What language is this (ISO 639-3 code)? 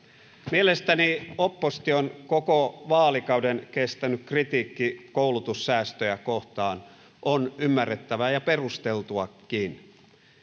fin